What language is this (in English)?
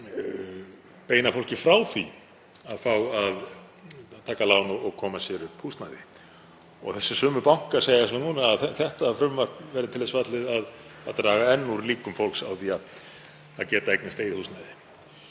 Icelandic